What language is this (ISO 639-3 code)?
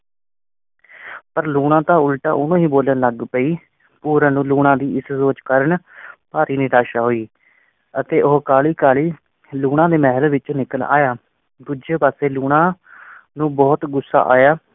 pan